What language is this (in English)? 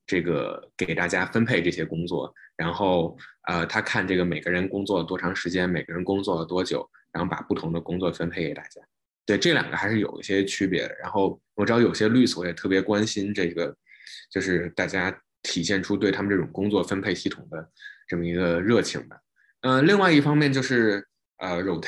Chinese